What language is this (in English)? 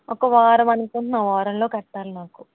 Telugu